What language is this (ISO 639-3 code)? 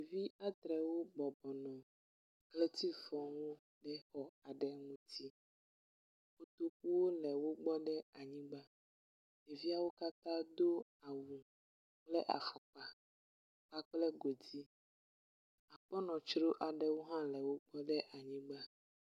ewe